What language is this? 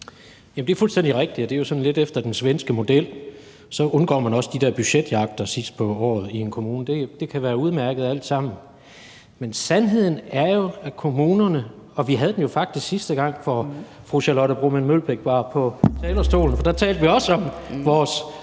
Danish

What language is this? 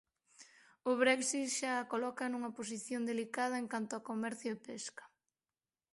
Galician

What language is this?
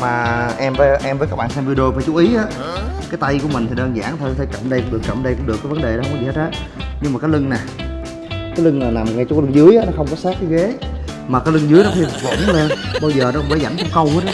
Vietnamese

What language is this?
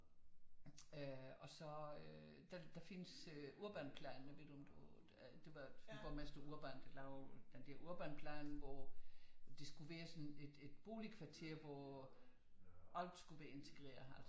Danish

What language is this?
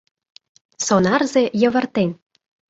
Mari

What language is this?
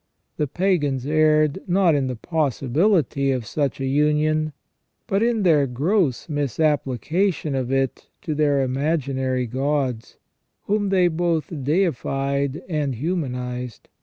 English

